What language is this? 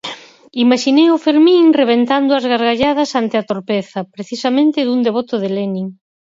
Galician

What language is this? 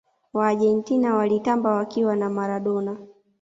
Swahili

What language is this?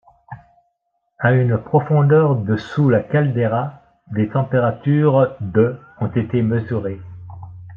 French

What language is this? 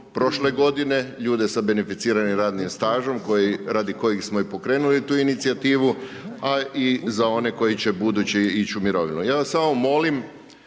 Croatian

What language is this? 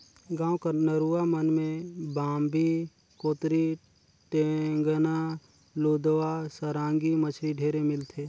Chhattisgarhi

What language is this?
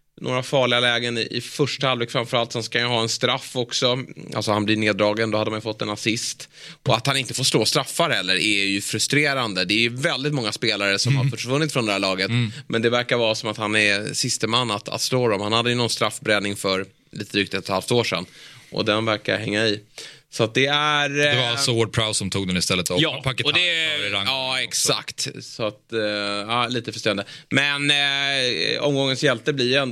Swedish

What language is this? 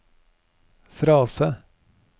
Norwegian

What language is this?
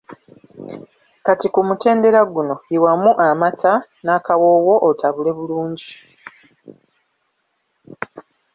Ganda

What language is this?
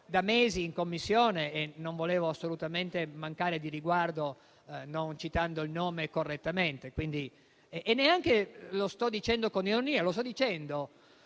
Italian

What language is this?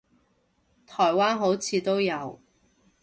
Cantonese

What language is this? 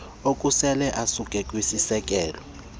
Xhosa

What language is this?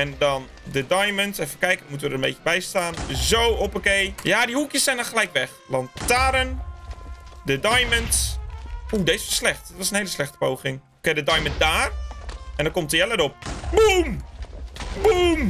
Dutch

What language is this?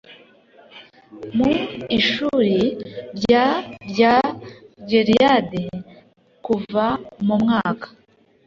Kinyarwanda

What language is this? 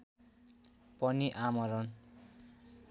Nepali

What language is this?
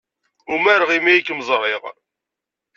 Kabyle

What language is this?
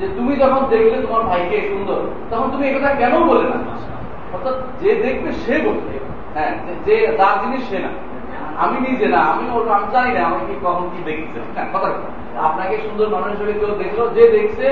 Bangla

